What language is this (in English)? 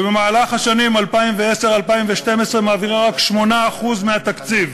Hebrew